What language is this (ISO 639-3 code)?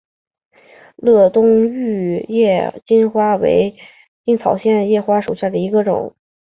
zho